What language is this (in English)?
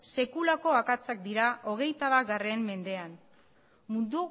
Basque